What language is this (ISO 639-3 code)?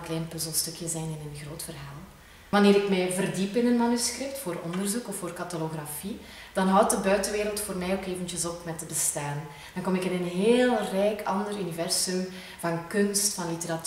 nld